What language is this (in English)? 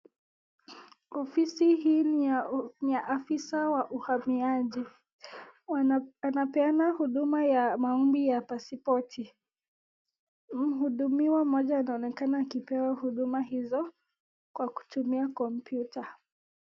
Swahili